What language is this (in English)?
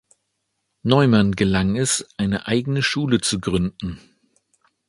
German